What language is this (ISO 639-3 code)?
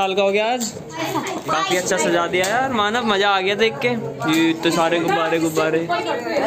hin